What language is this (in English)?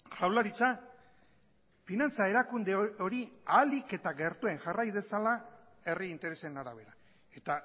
Basque